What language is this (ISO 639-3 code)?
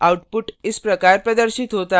hin